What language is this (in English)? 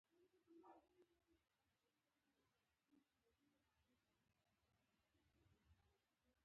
Pashto